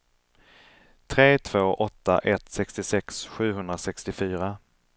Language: Swedish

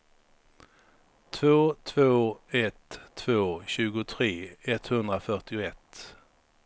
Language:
Swedish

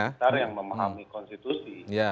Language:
Indonesian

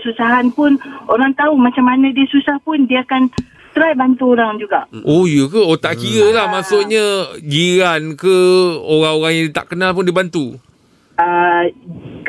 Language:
Malay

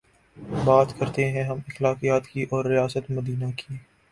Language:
Urdu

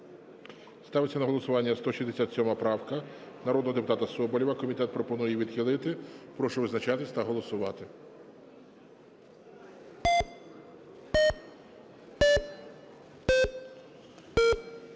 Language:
Ukrainian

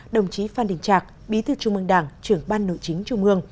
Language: Vietnamese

